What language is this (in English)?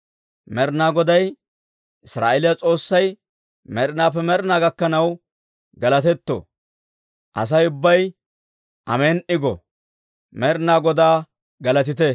Dawro